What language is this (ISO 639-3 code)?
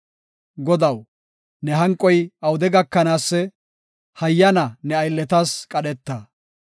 gof